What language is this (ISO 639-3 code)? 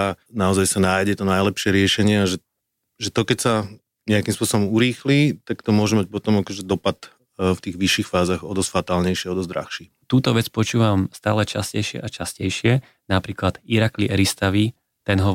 slk